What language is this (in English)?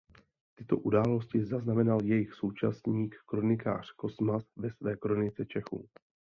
Czech